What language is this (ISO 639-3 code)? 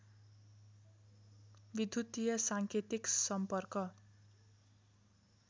nep